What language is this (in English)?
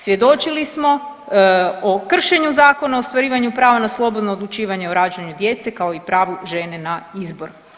Croatian